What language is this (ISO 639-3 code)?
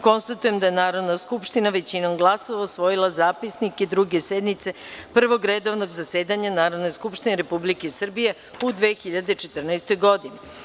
srp